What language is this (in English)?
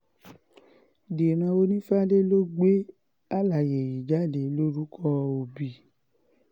Yoruba